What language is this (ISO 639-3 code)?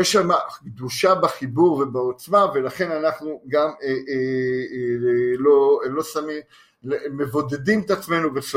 heb